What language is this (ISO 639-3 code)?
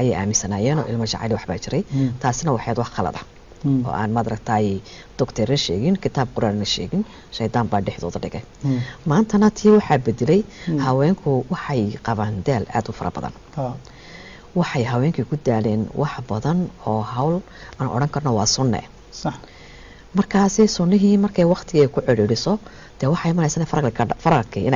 ara